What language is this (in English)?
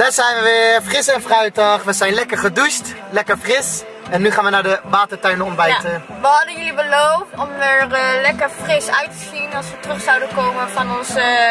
Dutch